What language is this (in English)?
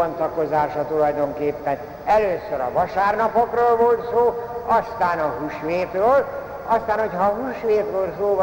Hungarian